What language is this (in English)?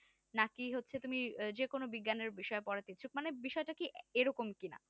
Bangla